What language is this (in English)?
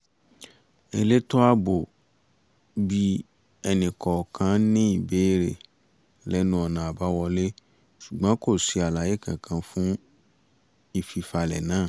Yoruba